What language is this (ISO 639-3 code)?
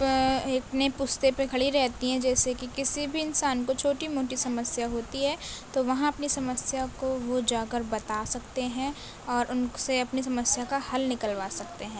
urd